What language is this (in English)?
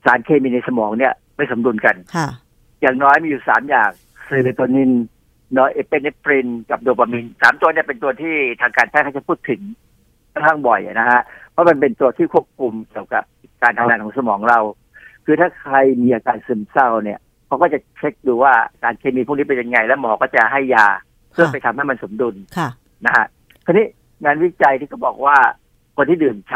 Thai